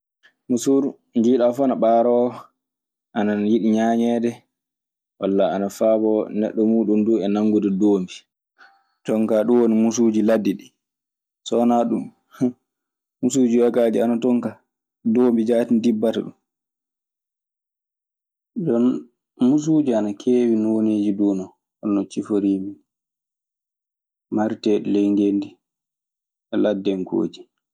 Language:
Maasina Fulfulde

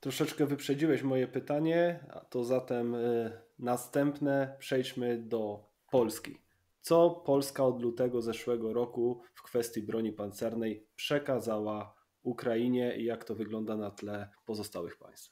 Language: Polish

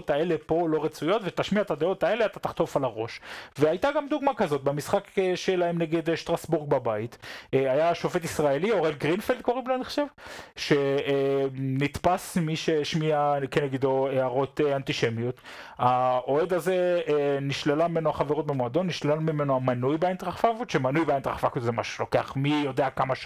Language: Hebrew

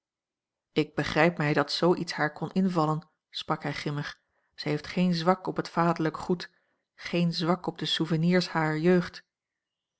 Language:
Dutch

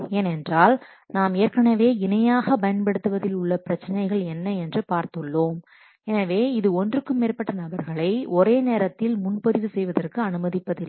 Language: Tamil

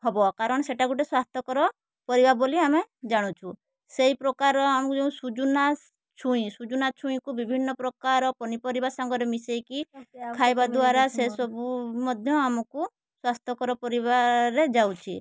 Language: Odia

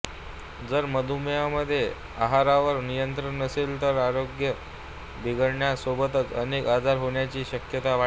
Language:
Marathi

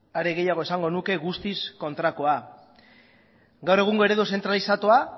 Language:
Basque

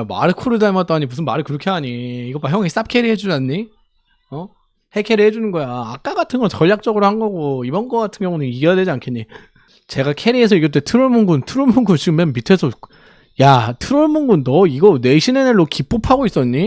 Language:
Korean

